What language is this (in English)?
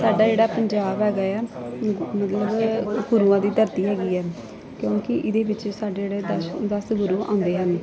Punjabi